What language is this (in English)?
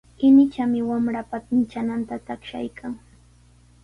Sihuas Ancash Quechua